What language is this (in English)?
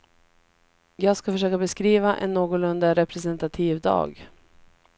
Swedish